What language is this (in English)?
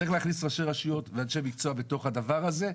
Hebrew